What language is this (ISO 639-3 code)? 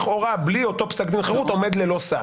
heb